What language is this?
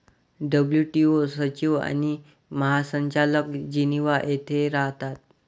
Marathi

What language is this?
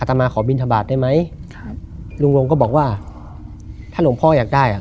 Thai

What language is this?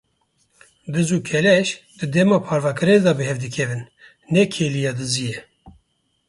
Kurdish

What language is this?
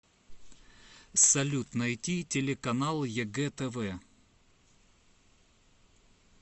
Russian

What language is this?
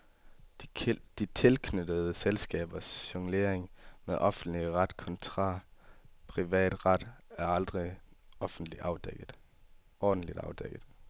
Danish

